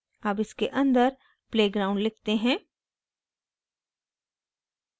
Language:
Hindi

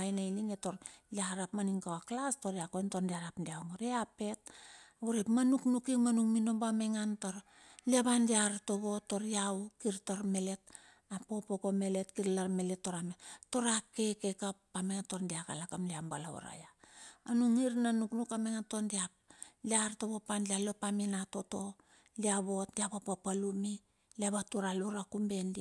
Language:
Bilur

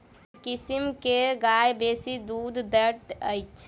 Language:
Maithili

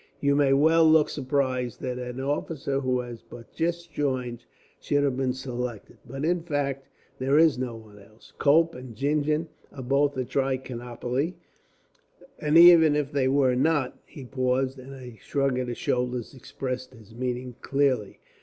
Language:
English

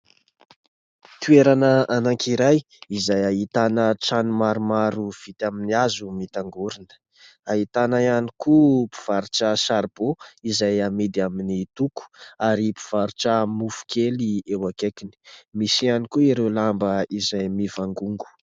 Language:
Malagasy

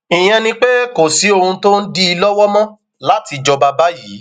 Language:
Yoruba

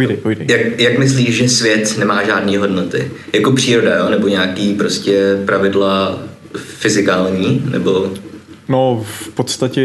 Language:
Czech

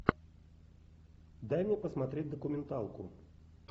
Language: Russian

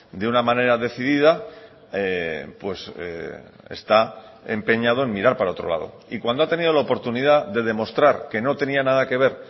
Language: Spanish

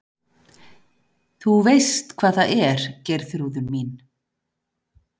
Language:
Icelandic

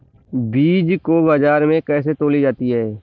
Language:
Hindi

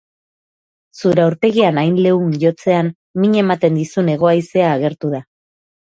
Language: Basque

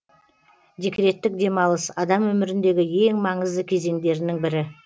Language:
Kazakh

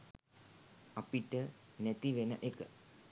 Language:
Sinhala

